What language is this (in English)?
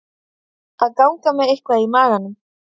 Icelandic